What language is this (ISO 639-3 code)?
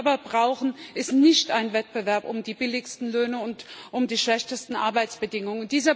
deu